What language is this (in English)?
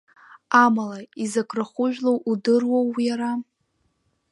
Abkhazian